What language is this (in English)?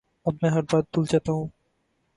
Urdu